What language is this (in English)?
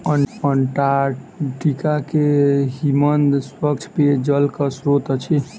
Maithili